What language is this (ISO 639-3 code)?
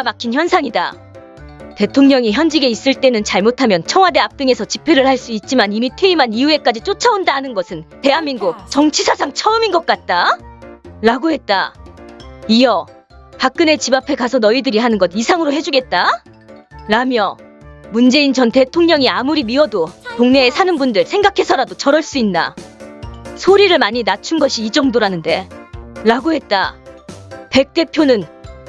kor